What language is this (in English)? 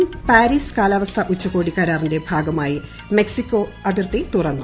Malayalam